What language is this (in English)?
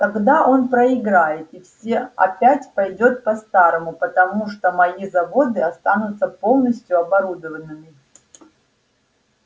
Russian